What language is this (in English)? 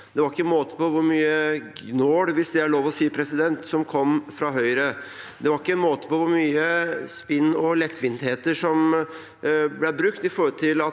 Norwegian